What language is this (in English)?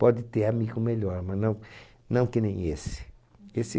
Portuguese